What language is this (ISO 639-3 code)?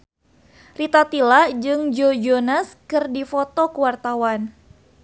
sun